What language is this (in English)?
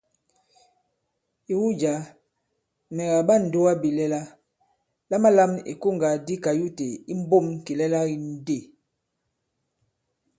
Bankon